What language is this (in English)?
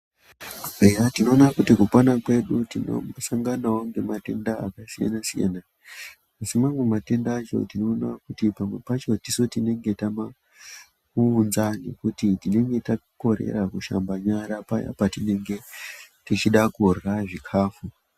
Ndau